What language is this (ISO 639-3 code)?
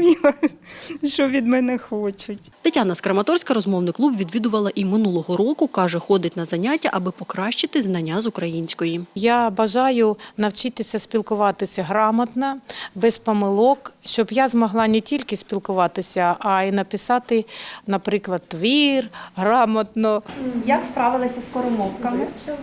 ukr